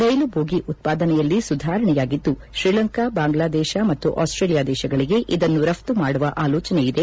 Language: Kannada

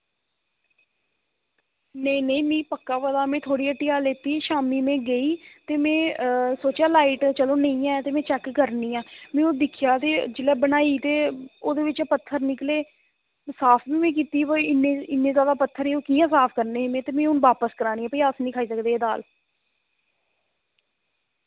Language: Dogri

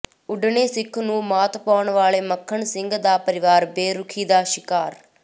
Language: Punjabi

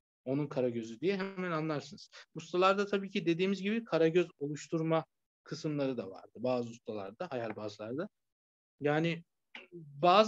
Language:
Turkish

